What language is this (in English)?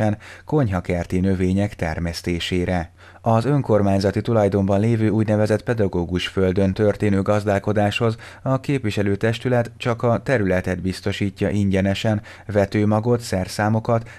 Hungarian